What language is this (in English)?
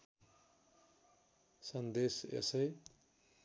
Nepali